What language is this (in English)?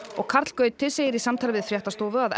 Icelandic